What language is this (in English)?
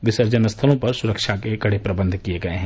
Hindi